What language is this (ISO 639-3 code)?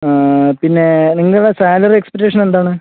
mal